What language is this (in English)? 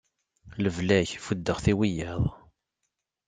Kabyle